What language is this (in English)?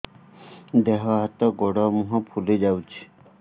Odia